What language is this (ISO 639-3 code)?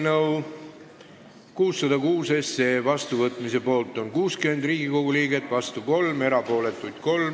est